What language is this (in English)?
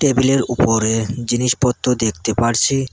Bangla